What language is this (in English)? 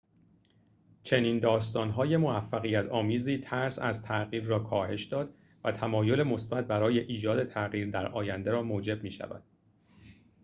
Persian